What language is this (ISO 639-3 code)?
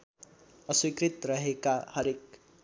nep